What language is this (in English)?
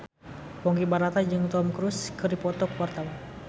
Sundanese